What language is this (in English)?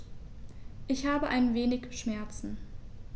German